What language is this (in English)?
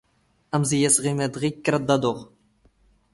Standard Moroccan Tamazight